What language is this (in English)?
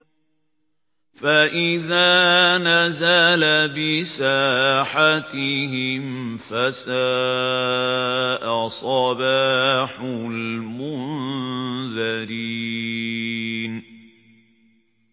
Arabic